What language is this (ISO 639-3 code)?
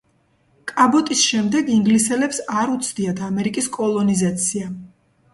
kat